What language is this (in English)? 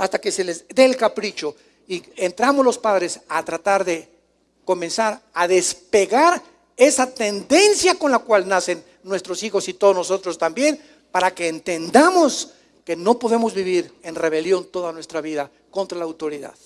Spanish